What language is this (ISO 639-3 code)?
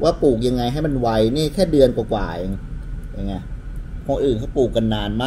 tha